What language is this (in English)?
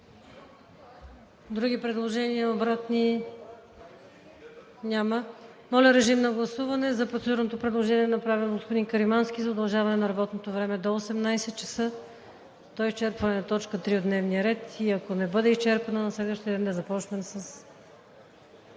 Bulgarian